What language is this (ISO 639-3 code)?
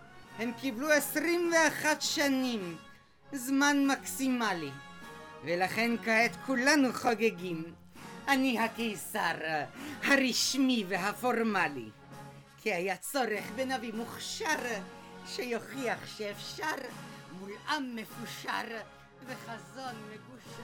heb